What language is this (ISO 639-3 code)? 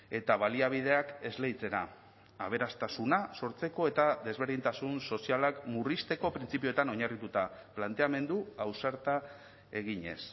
eus